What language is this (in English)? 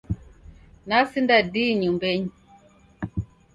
Taita